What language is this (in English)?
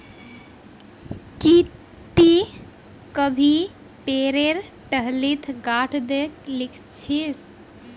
Magahi